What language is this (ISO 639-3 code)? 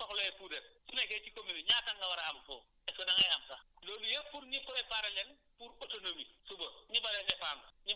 wol